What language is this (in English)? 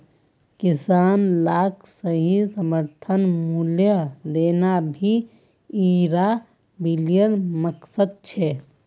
Magahi